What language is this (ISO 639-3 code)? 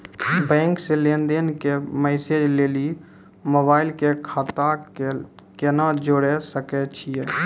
mai